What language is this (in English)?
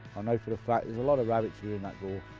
English